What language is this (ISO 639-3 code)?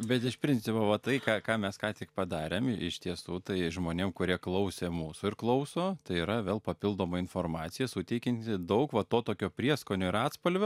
lit